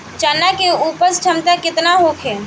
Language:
Bhojpuri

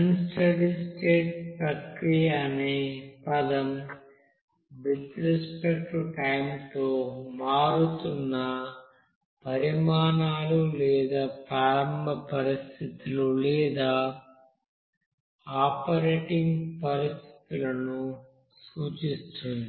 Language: Telugu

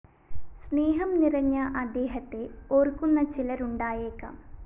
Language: Malayalam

